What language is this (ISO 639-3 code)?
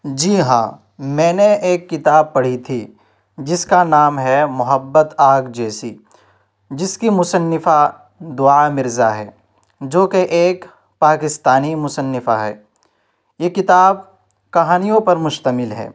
urd